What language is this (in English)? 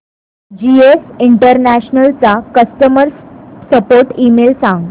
Marathi